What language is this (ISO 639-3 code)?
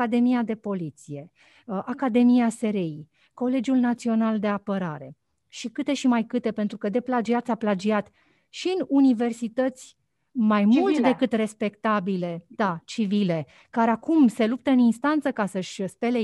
ron